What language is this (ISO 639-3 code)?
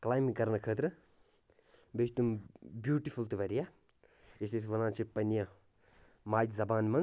kas